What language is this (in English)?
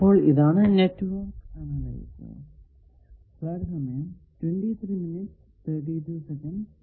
Malayalam